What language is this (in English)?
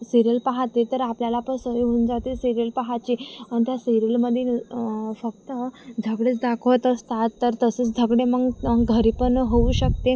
Marathi